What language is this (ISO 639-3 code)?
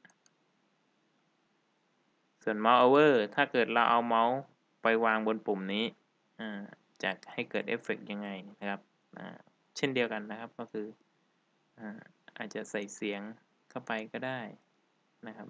tha